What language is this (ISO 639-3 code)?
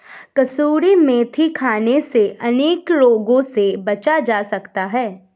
hin